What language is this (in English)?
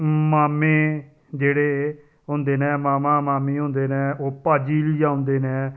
Dogri